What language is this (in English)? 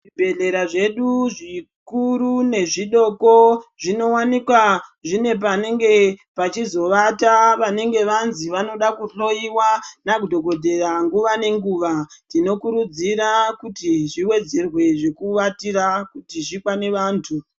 Ndau